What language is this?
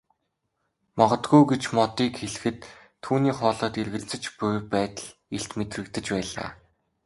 Mongolian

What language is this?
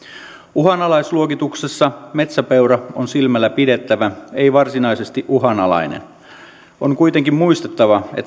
Finnish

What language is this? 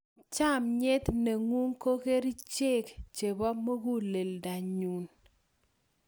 Kalenjin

